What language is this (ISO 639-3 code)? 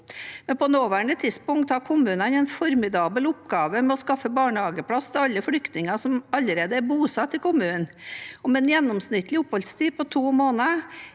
nor